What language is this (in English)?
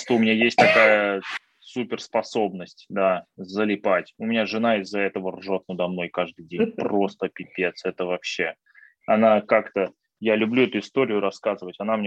Russian